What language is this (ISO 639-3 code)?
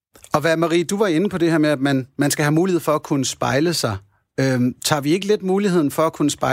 dan